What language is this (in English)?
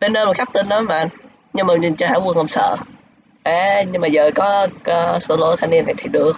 Vietnamese